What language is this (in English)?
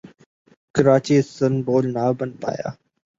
Urdu